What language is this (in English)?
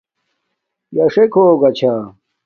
Domaaki